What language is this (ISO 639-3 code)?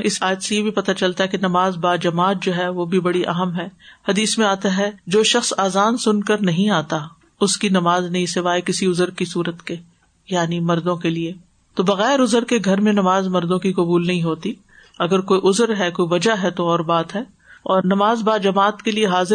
urd